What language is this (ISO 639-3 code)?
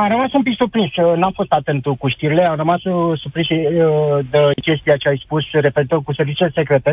ron